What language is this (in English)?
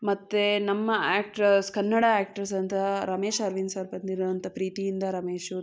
Kannada